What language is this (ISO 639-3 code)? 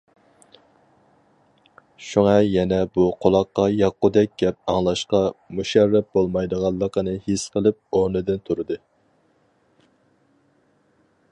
uig